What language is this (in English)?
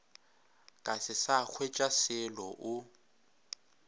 Northern Sotho